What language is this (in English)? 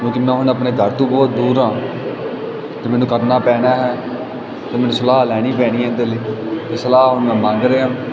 Punjabi